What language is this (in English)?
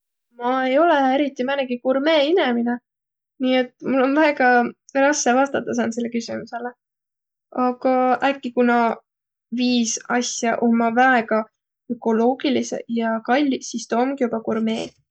Võro